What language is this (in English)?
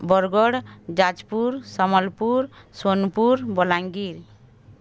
Odia